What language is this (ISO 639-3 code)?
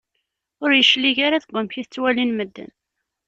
kab